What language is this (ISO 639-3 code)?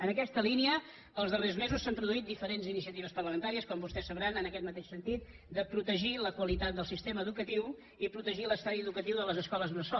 cat